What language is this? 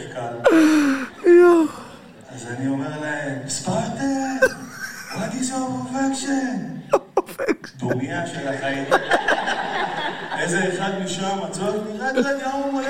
Hebrew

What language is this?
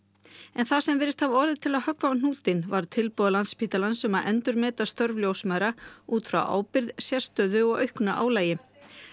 Icelandic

